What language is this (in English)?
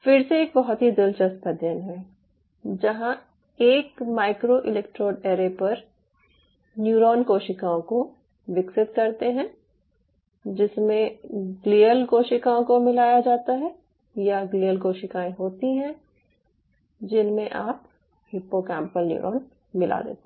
Hindi